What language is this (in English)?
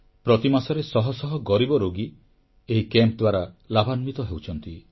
Odia